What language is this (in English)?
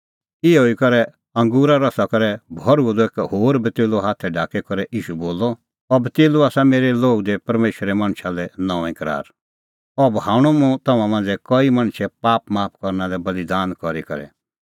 Kullu Pahari